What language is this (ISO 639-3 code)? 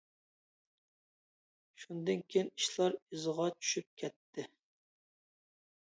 uig